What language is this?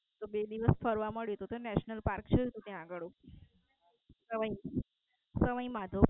Gujarati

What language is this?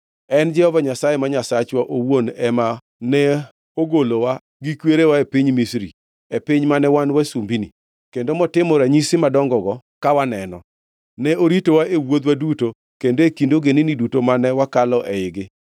Luo (Kenya and Tanzania)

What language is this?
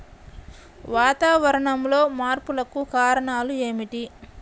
Telugu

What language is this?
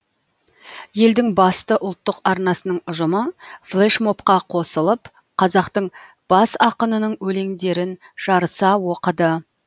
Kazakh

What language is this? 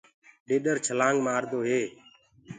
Gurgula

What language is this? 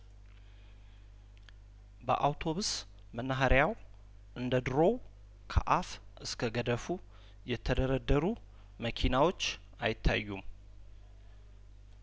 Amharic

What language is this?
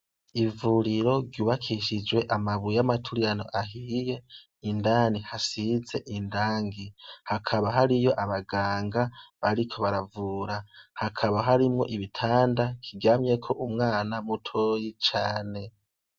Rundi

